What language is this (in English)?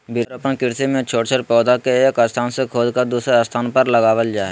Magahi